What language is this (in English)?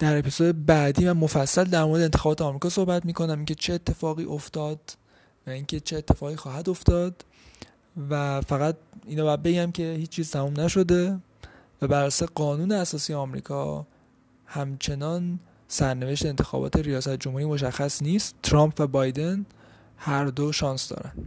Persian